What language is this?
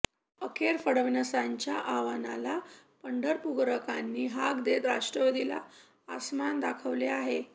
Marathi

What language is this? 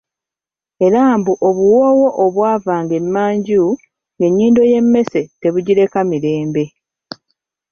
Ganda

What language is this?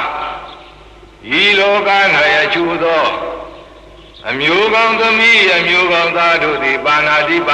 Romanian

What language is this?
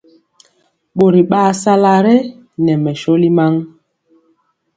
Mpiemo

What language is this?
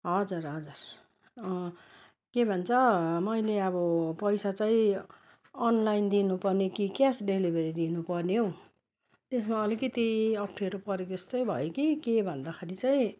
Nepali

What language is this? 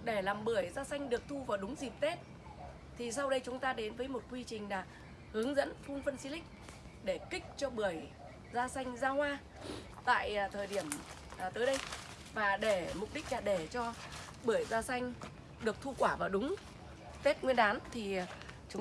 Vietnamese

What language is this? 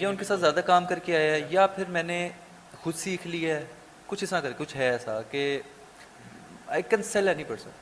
Urdu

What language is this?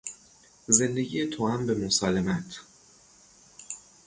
Persian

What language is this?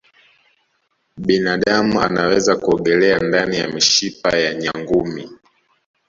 Swahili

